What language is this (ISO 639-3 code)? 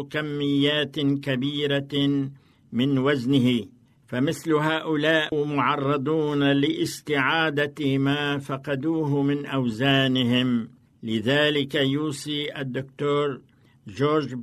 ara